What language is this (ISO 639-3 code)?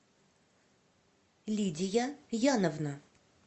rus